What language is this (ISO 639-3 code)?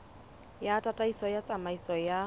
sot